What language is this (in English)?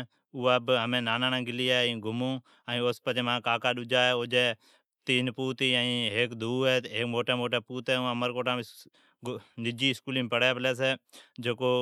Od